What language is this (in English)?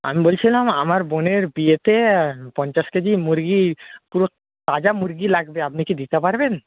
Bangla